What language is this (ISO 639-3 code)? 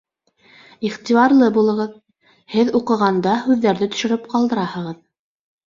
bak